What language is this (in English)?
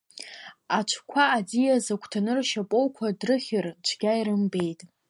Abkhazian